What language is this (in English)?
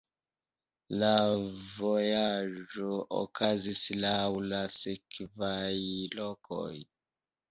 Esperanto